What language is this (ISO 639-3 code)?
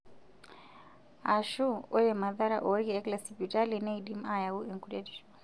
mas